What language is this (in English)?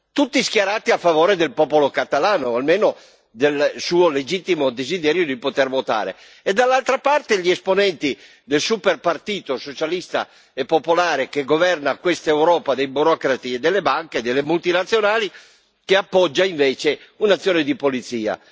Italian